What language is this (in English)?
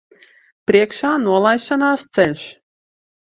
Latvian